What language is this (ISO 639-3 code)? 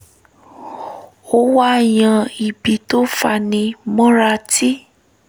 yor